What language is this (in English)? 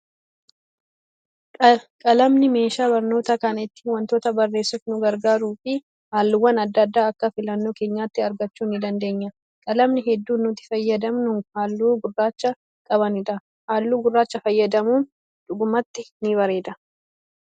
Oromo